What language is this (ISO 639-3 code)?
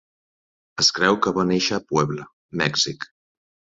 cat